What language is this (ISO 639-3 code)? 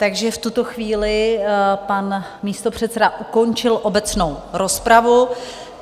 ces